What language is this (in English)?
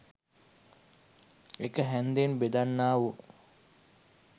Sinhala